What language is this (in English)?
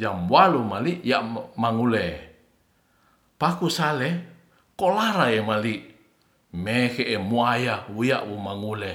Ratahan